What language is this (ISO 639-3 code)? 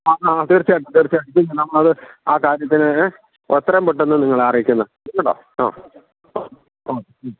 mal